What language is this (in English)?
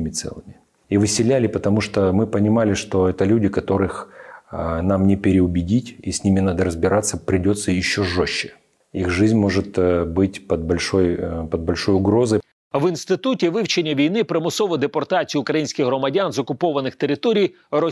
Ukrainian